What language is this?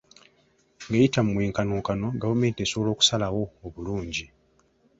Ganda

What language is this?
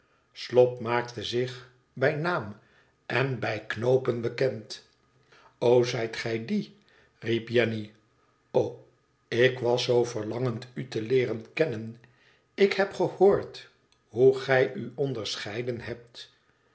Dutch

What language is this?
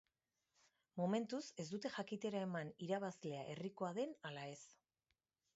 Basque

